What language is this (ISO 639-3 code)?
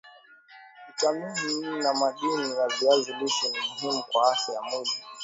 swa